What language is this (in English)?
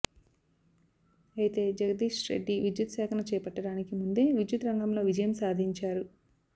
Telugu